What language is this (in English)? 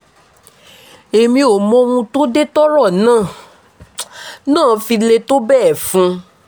Yoruba